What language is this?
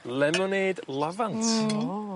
Welsh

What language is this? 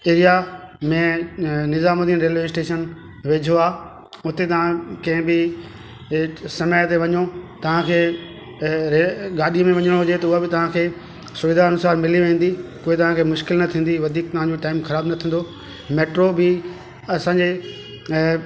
Sindhi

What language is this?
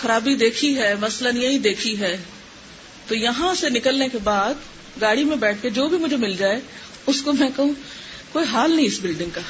Urdu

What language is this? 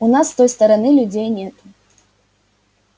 Russian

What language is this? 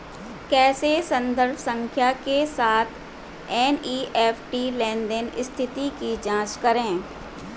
Hindi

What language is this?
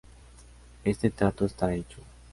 Spanish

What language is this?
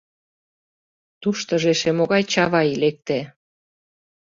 Mari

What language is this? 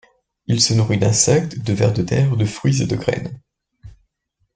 French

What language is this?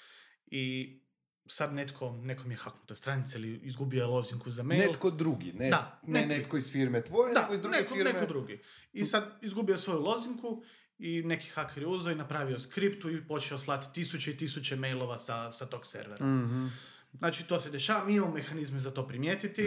Croatian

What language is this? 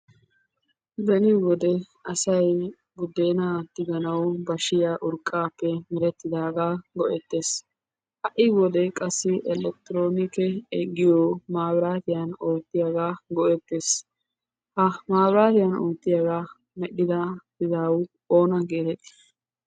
Wolaytta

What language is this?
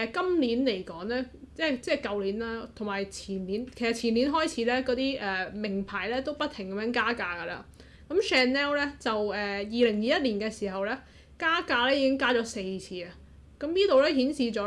Chinese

